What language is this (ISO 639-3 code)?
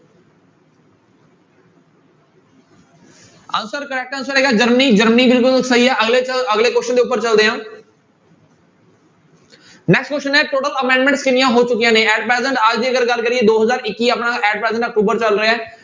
pan